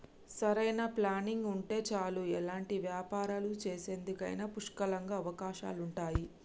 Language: Telugu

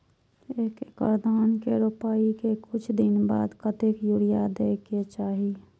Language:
Maithili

